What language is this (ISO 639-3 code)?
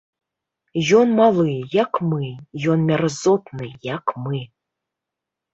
bel